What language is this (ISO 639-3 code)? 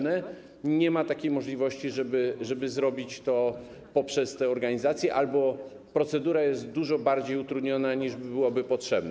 pol